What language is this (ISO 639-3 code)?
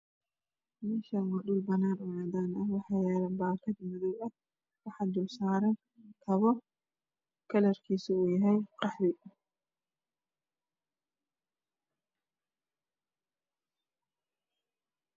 som